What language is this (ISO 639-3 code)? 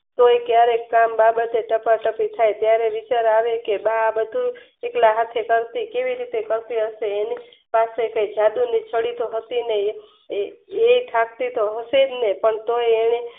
guj